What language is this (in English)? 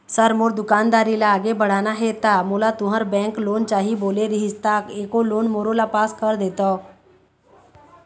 Chhattisgarhi